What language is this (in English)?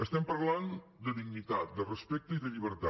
Catalan